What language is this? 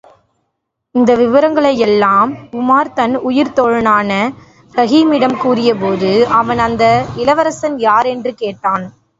Tamil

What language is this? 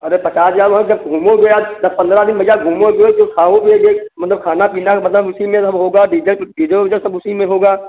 Hindi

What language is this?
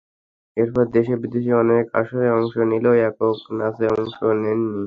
Bangla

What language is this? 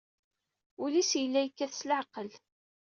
Kabyle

